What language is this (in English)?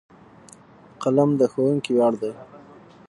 Pashto